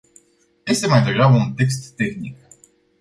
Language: Romanian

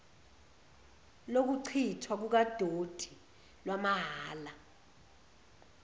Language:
Zulu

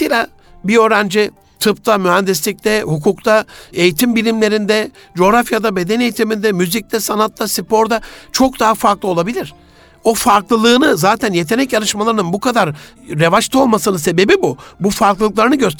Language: Turkish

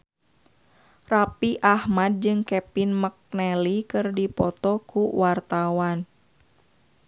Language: Sundanese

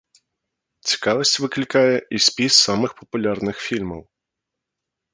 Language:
Belarusian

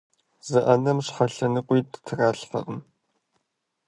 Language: Kabardian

